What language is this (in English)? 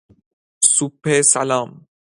Persian